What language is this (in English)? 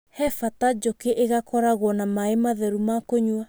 Kikuyu